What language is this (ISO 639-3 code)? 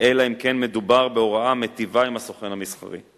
heb